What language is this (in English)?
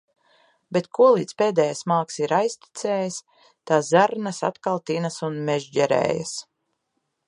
Latvian